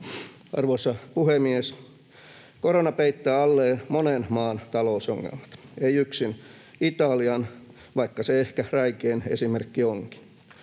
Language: Finnish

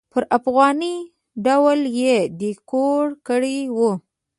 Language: Pashto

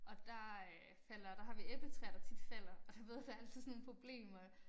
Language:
Danish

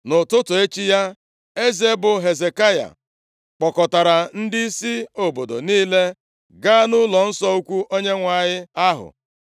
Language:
Igbo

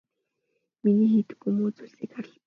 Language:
Mongolian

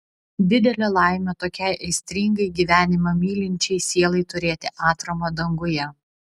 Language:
Lithuanian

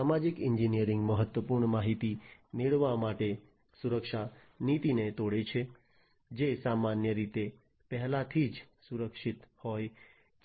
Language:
Gujarati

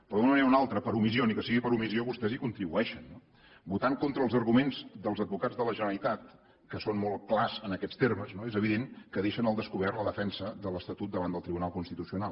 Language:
Catalan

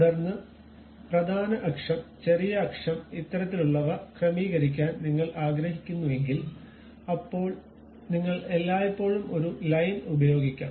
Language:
Malayalam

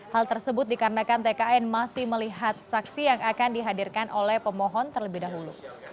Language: Indonesian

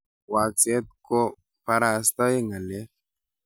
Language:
Kalenjin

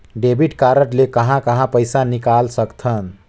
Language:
Chhattisgarhi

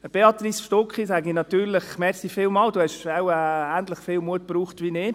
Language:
Swiss German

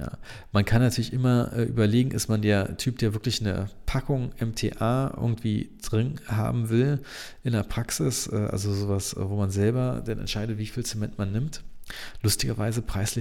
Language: German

